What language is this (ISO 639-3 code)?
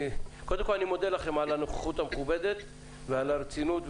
heb